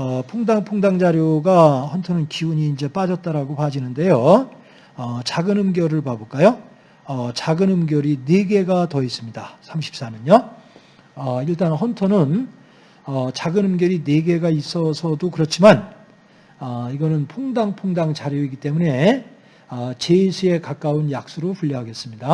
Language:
Korean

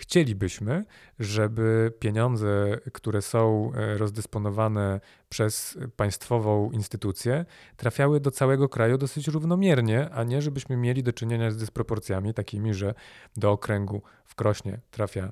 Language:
Polish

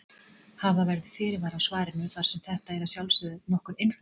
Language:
Icelandic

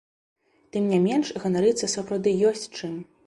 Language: Belarusian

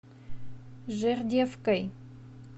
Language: Russian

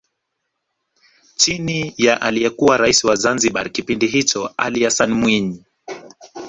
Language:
Swahili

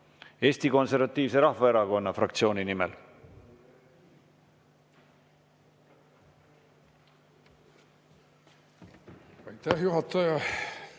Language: Estonian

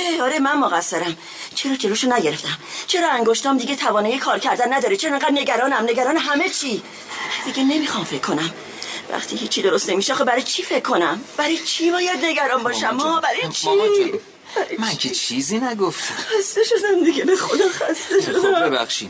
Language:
Persian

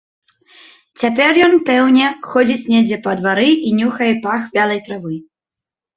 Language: Belarusian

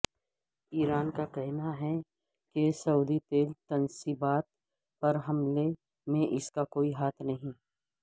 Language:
Urdu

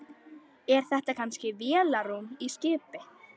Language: Icelandic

